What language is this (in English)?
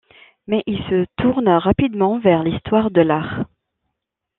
French